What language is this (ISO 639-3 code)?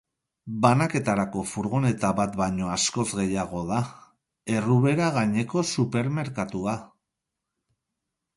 eus